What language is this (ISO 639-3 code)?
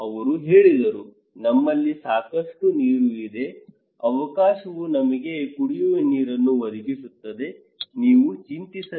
kan